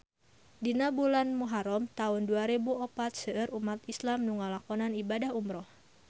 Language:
Sundanese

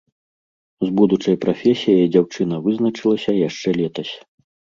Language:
Belarusian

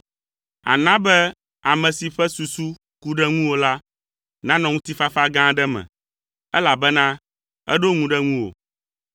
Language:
Ewe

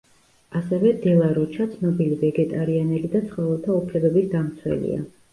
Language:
Georgian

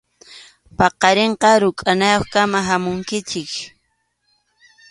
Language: Arequipa-La Unión Quechua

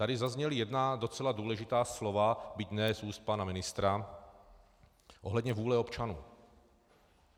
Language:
Czech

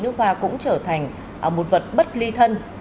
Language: Vietnamese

